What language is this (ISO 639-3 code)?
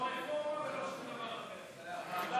heb